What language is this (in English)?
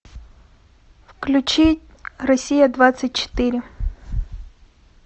Russian